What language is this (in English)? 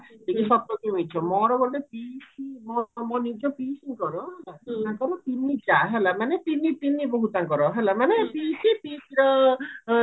Odia